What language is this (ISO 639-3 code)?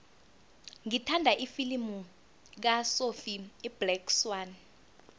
nbl